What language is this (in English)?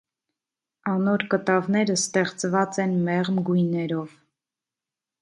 Armenian